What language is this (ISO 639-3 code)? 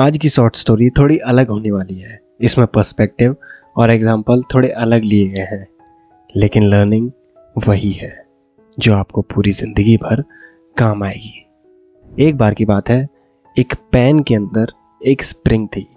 hin